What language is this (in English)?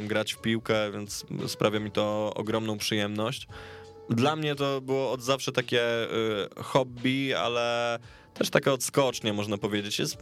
Polish